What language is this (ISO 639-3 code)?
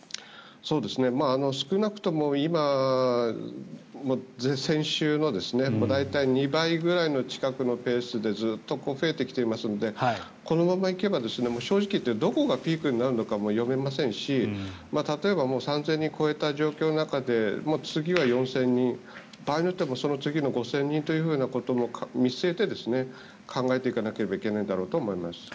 jpn